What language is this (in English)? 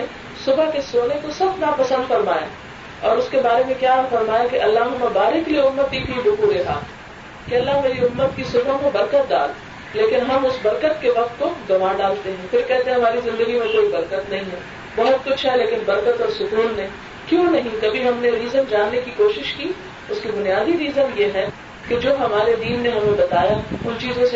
Urdu